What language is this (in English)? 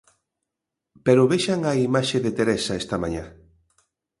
Galician